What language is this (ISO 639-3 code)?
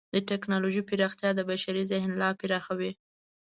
pus